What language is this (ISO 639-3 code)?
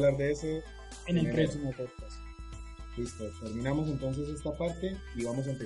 spa